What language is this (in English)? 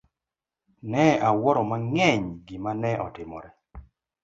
Luo (Kenya and Tanzania)